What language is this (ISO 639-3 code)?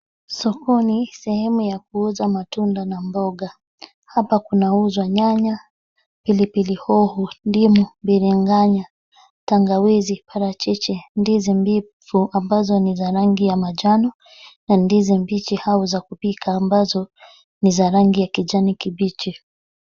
swa